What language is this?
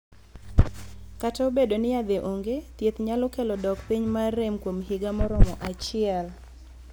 Luo (Kenya and Tanzania)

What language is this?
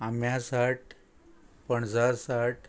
Konkani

